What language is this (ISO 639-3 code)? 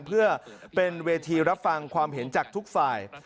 tha